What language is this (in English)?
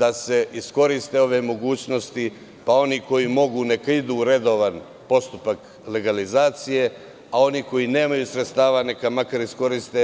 Serbian